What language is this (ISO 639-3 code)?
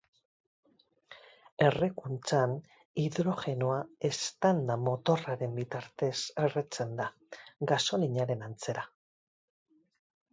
eus